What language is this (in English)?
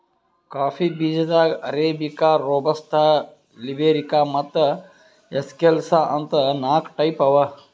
Kannada